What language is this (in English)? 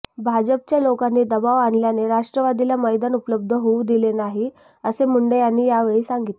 Marathi